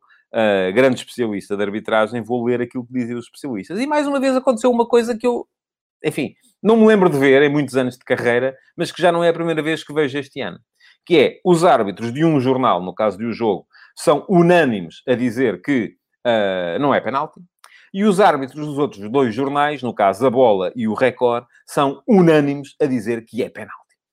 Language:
Portuguese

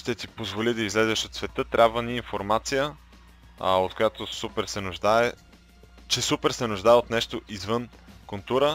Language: Bulgarian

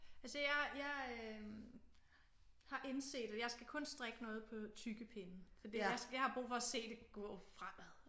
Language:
Danish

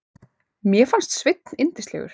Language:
Icelandic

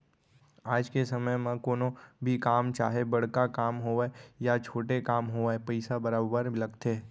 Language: Chhattisgarhi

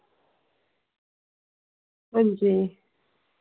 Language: Dogri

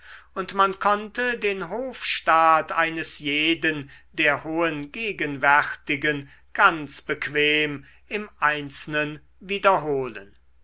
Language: German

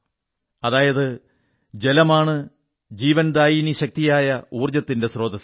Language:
Malayalam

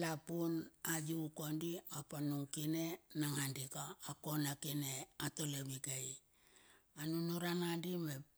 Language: Bilur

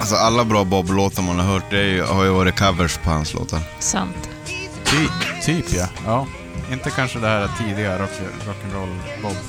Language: Swedish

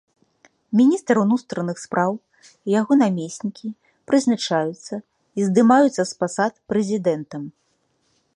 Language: Belarusian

